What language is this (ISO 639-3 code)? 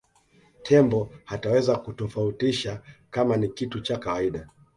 swa